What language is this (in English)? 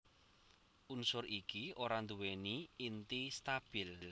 Javanese